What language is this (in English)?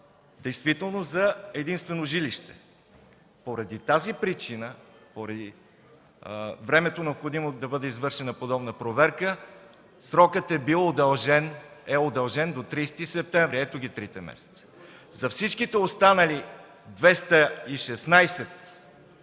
Bulgarian